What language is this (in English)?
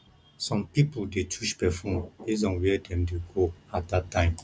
Nigerian Pidgin